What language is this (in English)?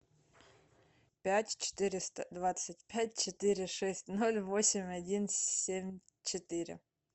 Russian